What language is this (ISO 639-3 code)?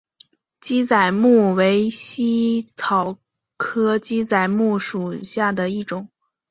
zho